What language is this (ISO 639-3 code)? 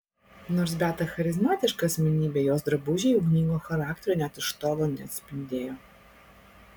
lit